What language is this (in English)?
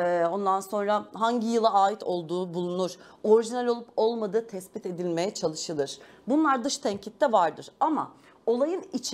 Turkish